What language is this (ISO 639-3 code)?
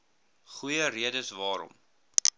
afr